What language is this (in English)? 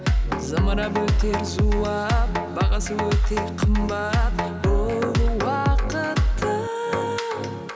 Kazakh